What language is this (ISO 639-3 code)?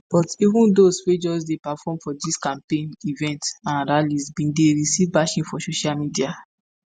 pcm